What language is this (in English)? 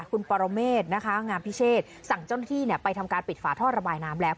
Thai